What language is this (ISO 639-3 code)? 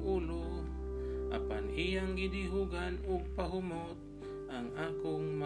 fil